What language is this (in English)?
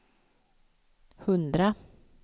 Swedish